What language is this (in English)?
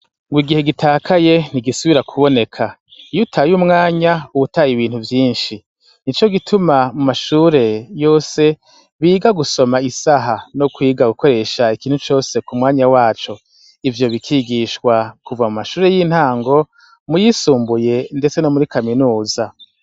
Rundi